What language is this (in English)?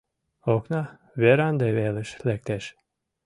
Mari